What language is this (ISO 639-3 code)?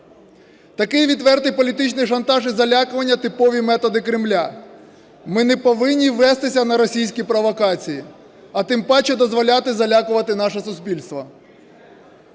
ukr